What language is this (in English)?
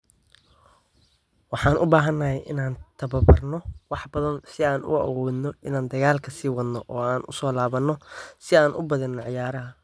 Somali